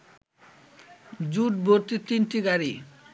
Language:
Bangla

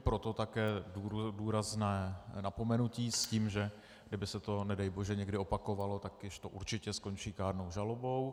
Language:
Czech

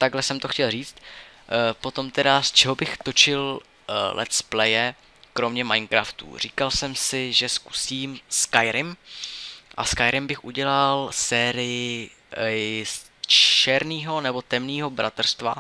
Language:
Czech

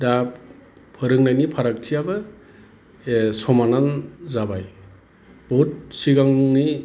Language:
Bodo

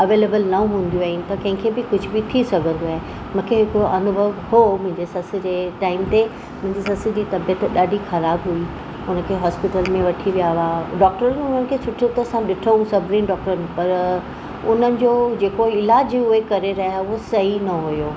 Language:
Sindhi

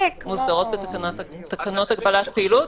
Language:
Hebrew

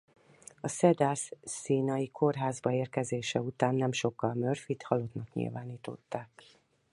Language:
Hungarian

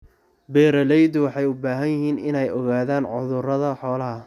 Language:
Somali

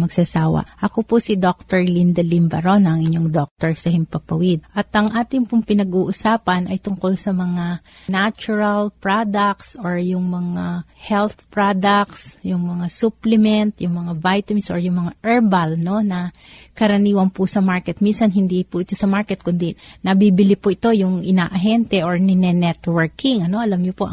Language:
Filipino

